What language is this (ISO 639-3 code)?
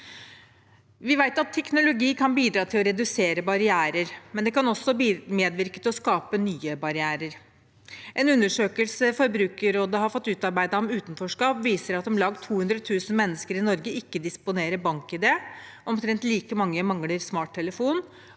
nor